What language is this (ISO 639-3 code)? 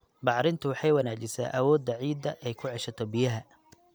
som